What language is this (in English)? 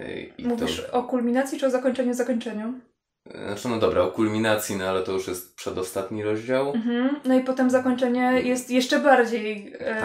Polish